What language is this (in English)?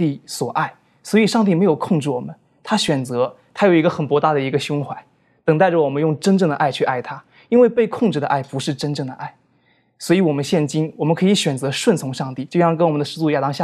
Chinese